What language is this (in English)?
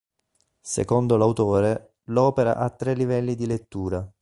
Italian